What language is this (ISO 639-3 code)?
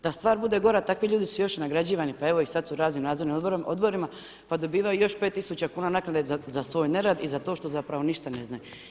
hrv